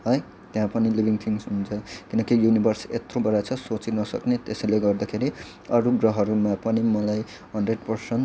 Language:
Nepali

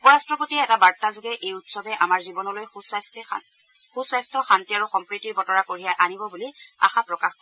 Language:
Assamese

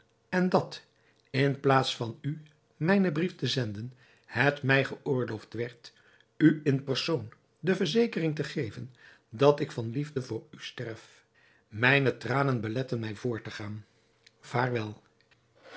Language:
Dutch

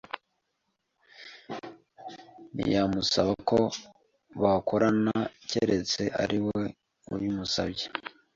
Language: Kinyarwanda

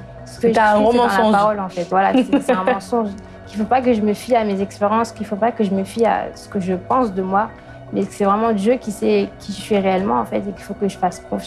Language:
French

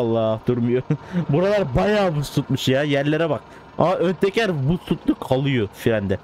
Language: Turkish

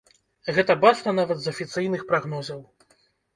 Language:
Belarusian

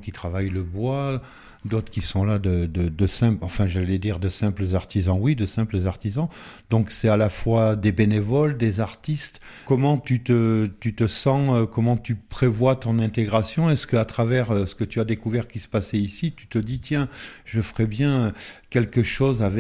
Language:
French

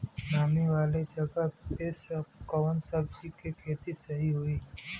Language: Bhojpuri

